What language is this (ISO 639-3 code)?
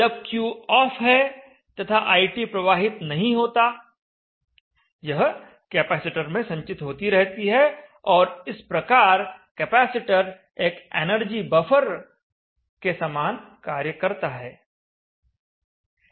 hin